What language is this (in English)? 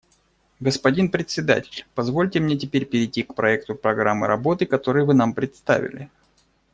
Russian